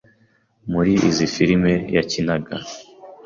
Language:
Kinyarwanda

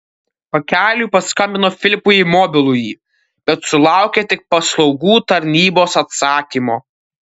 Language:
Lithuanian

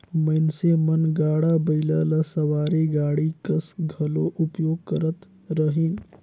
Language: Chhattisgarhi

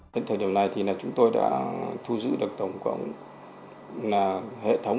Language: Vietnamese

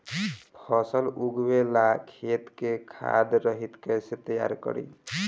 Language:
Bhojpuri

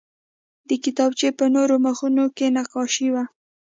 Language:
Pashto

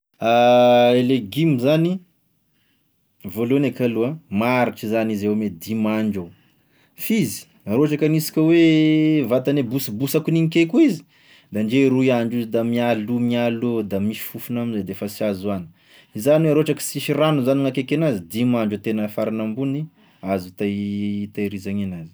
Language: Tesaka Malagasy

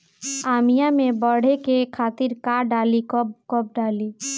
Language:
Bhojpuri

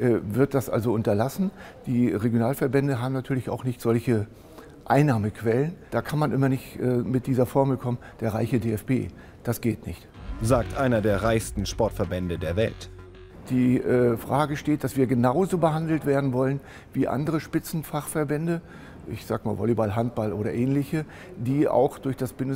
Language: German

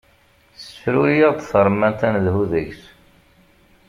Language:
Kabyle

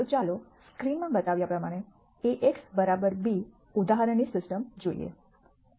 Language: Gujarati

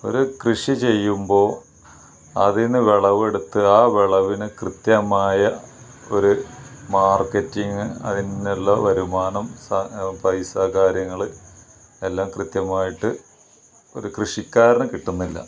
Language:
Malayalam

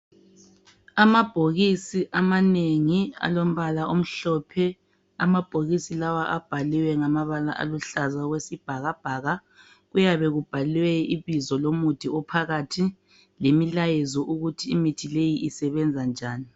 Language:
North Ndebele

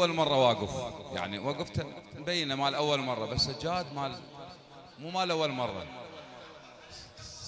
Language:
Arabic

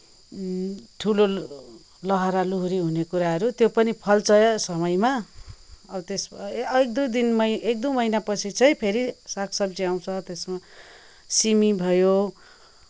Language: Nepali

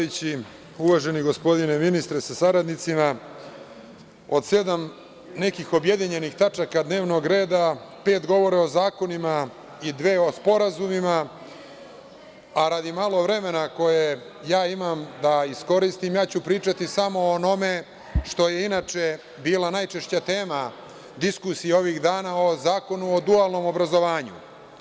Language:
Serbian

